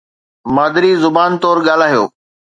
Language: Sindhi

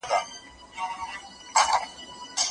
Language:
Pashto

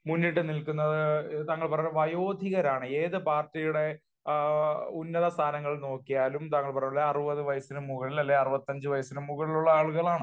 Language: Malayalam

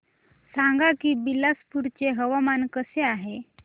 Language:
Marathi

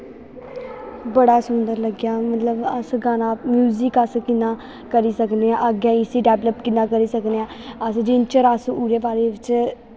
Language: Dogri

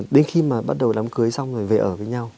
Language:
Vietnamese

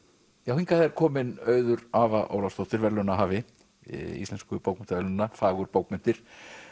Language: Icelandic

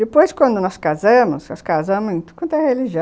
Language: Portuguese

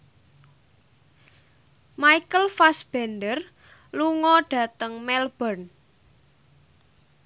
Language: Javanese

